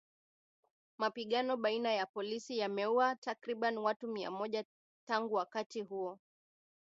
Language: Swahili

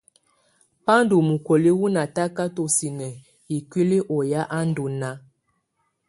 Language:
Tunen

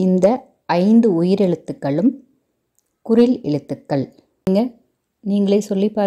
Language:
Romanian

